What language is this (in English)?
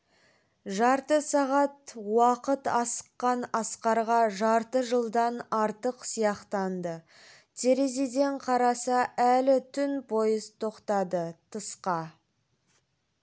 Kazakh